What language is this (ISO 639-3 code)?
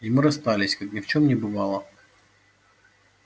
rus